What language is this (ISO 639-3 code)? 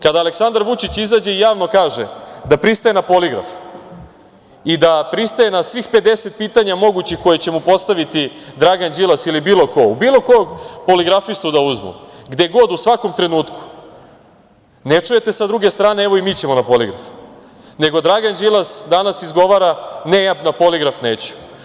srp